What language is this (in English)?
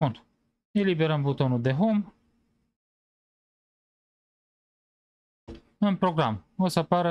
Romanian